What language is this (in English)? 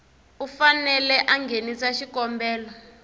Tsonga